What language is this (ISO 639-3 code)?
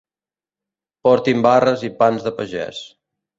cat